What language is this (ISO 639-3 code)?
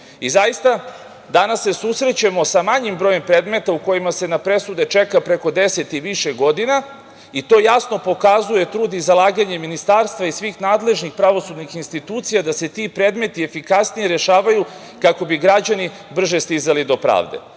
srp